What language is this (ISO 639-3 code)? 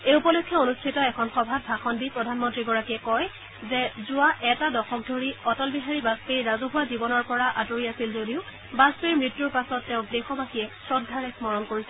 asm